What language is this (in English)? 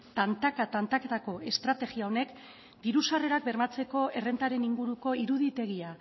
Basque